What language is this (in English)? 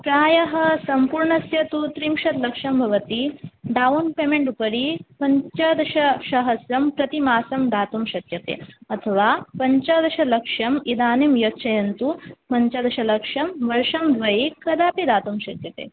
Sanskrit